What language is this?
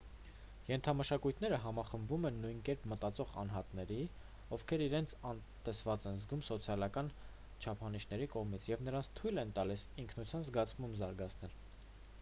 Armenian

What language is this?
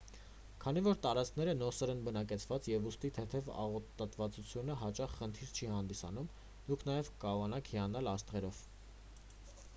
Armenian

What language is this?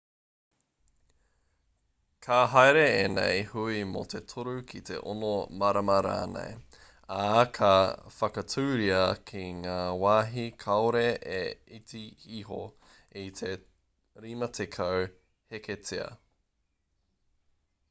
Māori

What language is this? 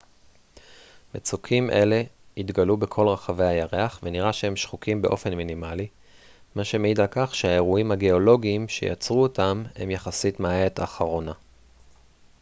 Hebrew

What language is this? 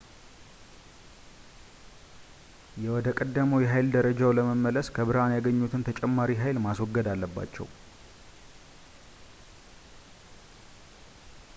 Amharic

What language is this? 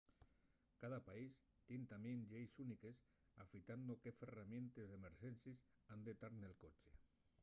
Asturian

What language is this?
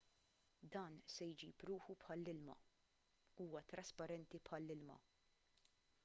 Maltese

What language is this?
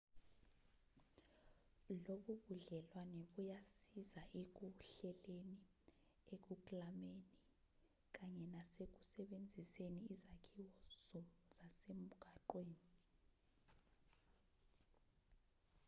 Zulu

